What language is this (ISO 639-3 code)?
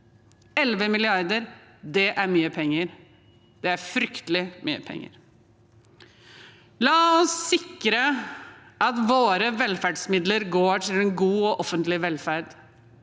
nor